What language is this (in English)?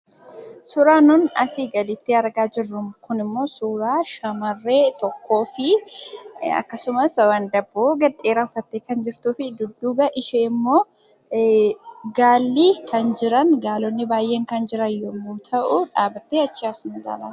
Oromo